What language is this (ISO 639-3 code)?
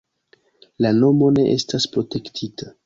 epo